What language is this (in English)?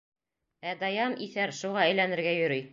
Bashkir